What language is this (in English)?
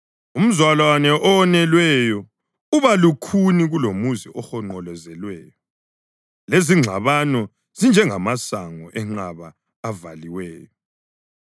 North Ndebele